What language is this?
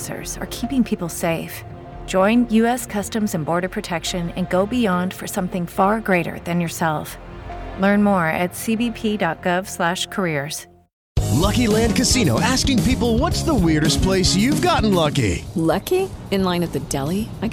Arabic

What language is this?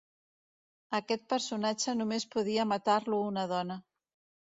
Catalan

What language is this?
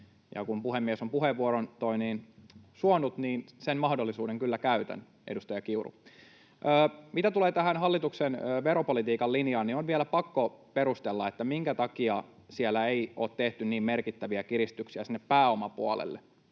Finnish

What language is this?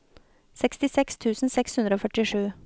Norwegian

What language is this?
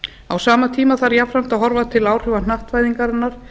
Icelandic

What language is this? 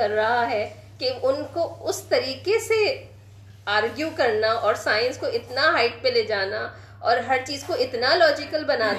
Urdu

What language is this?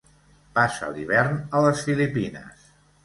Catalan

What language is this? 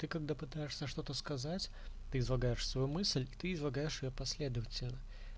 Russian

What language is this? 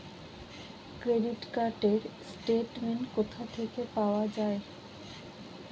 Bangla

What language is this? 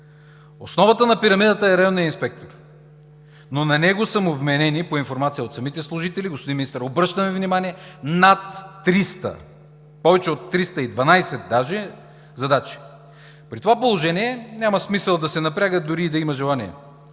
Bulgarian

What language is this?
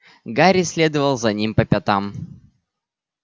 Russian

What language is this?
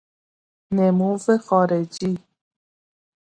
Persian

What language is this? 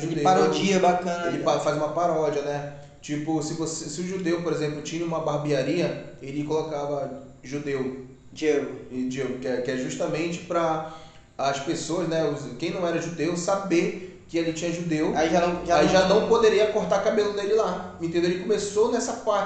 Portuguese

